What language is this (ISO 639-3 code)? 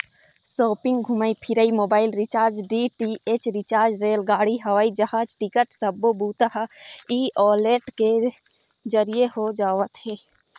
hne